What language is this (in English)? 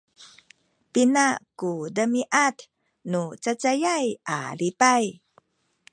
Sakizaya